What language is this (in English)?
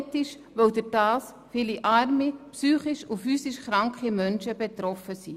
Swiss German